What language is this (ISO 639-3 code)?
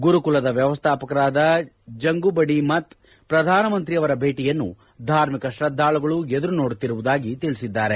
kan